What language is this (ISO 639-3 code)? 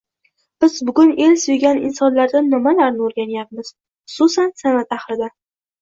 uzb